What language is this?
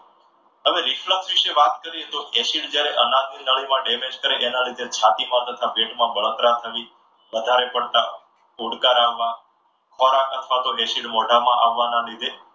Gujarati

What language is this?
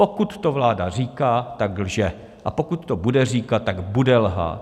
Czech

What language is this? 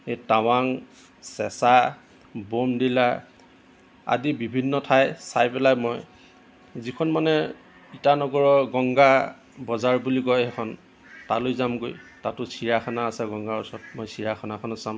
Assamese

